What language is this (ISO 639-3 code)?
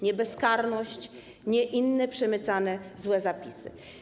pol